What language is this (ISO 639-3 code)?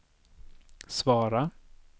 swe